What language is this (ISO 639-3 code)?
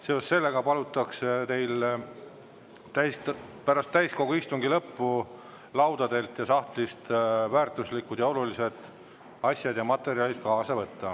est